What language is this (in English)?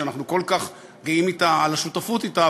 Hebrew